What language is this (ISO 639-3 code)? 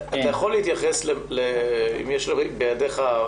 heb